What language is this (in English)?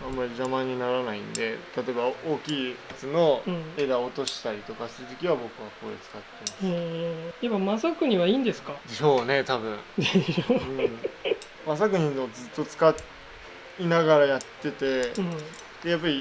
Japanese